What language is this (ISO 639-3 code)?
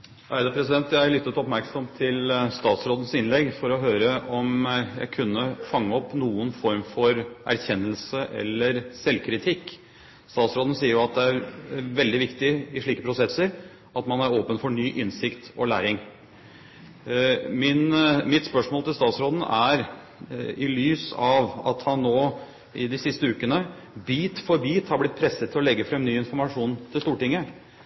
nob